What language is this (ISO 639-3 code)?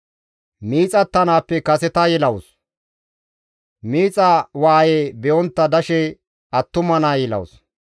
gmv